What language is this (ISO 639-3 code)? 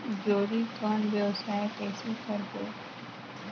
hne